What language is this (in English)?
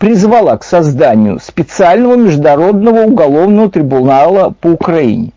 Russian